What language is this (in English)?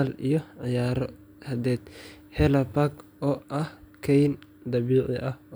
Somali